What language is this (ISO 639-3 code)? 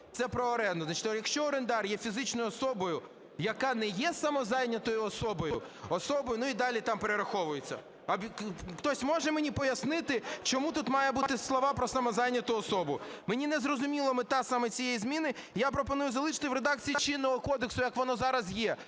ukr